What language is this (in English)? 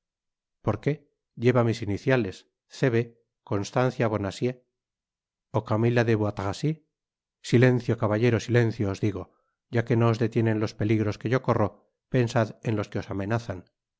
Spanish